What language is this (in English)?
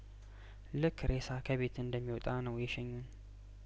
Amharic